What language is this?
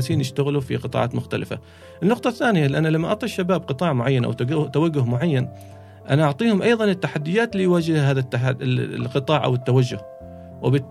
Arabic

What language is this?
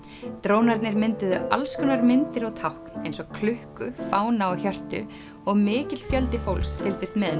Icelandic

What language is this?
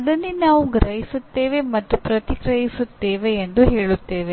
Kannada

